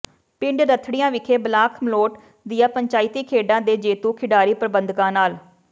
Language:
Punjabi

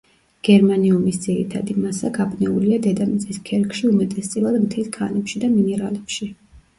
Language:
Georgian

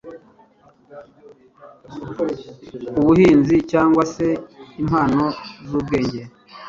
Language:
Kinyarwanda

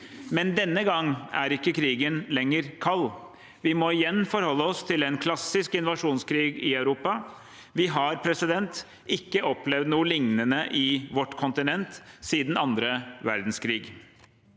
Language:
Norwegian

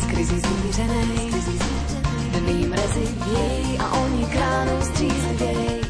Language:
Slovak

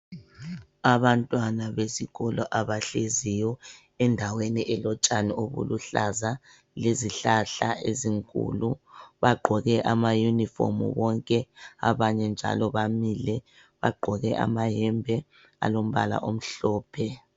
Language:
North Ndebele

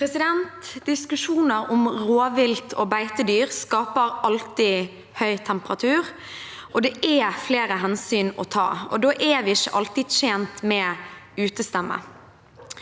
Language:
Norwegian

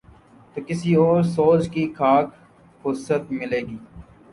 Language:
Urdu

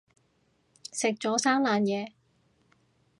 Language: Cantonese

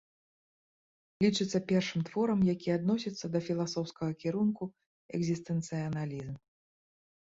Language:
Belarusian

